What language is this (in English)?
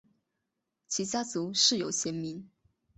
Chinese